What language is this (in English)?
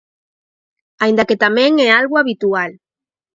Galician